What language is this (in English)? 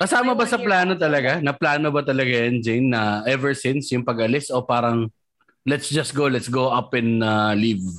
Filipino